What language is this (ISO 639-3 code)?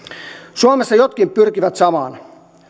fin